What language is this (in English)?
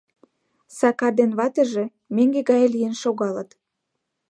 Mari